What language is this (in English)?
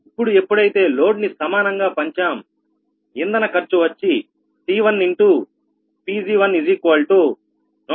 Telugu